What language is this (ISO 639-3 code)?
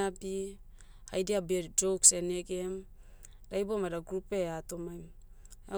meu